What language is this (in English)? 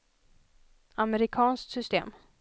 Swedish